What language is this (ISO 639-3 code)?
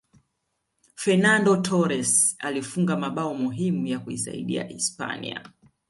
swa